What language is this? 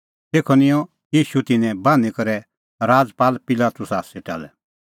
Kullu Pahari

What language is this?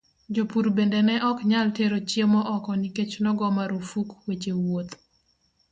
Luo (Kenya and Tanzania)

